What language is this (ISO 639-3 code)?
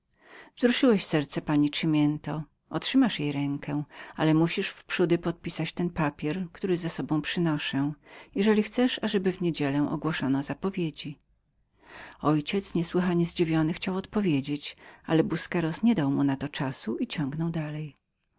pol